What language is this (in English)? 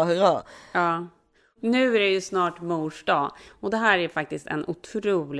Swedish